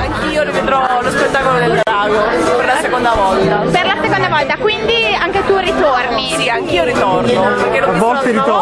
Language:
Italian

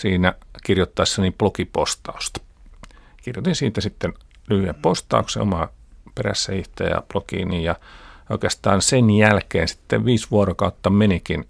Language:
Finnish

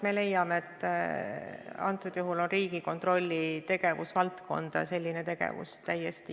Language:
Estonian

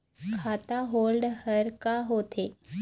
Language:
Chhattisgarhi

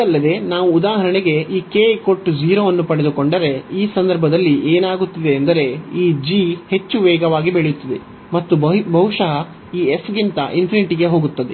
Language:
Kannada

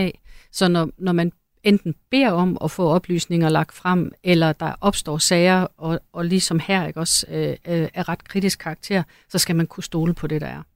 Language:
Danish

